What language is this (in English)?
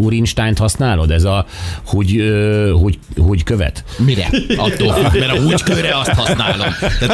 Hungarian